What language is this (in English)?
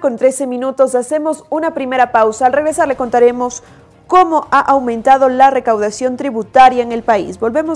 Spanish